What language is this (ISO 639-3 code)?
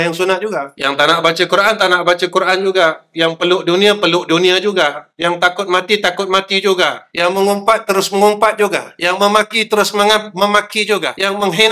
msa